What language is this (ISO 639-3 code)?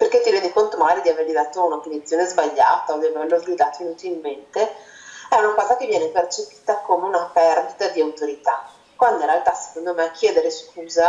ita